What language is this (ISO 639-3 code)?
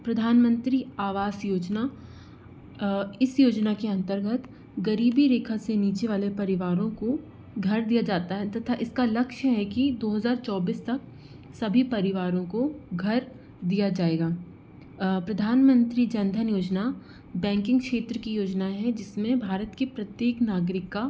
hin